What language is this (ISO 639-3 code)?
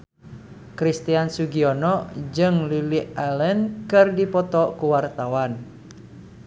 sun